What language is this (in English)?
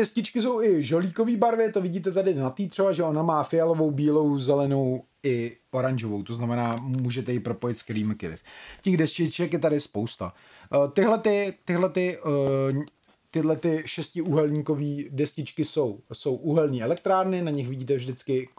Czech